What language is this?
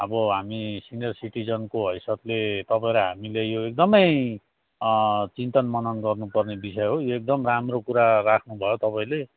Nepali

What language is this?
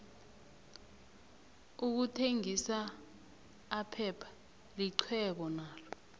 South Ndebele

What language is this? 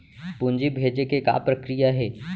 Chhattisgarhi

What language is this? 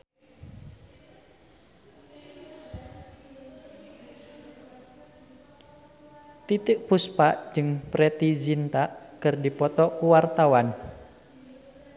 Sundanese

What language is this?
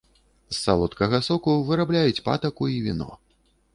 Belarusian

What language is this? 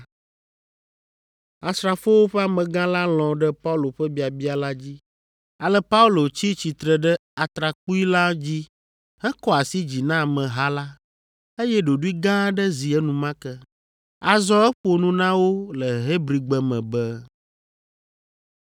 Ewe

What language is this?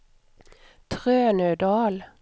Swedish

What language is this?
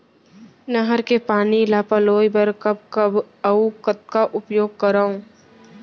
Chhattisgarhi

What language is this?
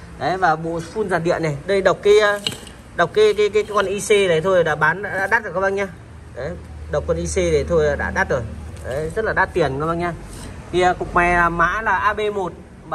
Vietnamese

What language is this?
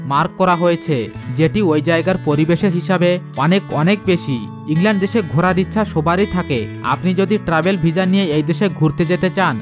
Bangla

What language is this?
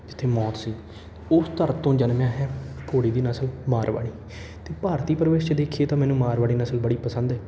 Punjabi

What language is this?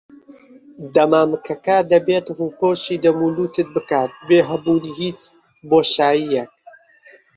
Central Kurdish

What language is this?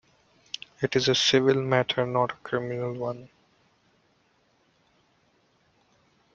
English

